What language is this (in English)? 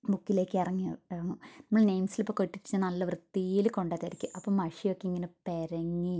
Malayalam